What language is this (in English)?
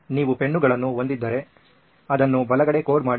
Kannada